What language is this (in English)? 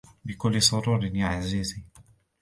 Arabic